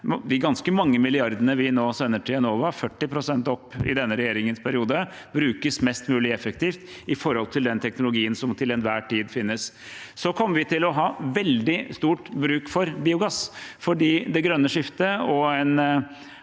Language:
Norwegian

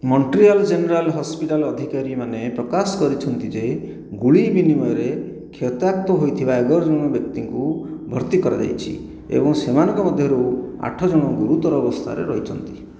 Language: Odia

